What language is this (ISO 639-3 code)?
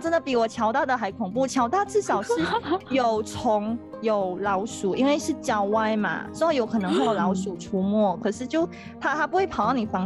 zho